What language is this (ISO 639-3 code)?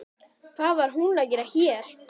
isl